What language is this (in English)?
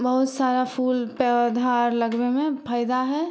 Maithili